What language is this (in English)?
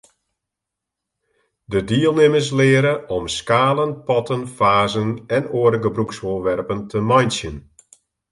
Western Frisian